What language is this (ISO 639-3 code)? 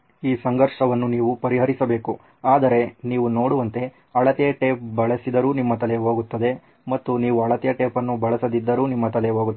kan